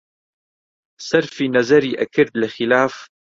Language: Central Kurdish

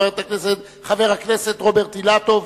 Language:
Hebrew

